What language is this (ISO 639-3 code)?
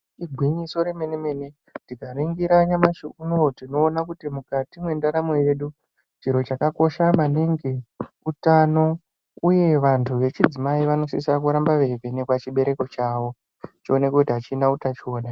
ndc